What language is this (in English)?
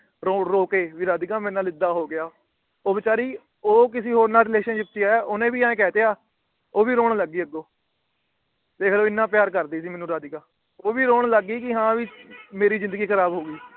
Punjabi